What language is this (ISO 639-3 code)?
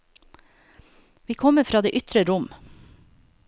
nor